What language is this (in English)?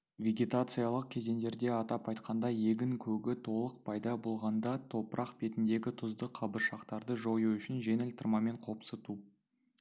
Kazakh